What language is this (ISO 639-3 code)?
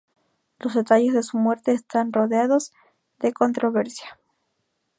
spa